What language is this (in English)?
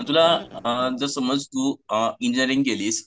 Marathi